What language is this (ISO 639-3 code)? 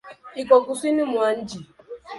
swa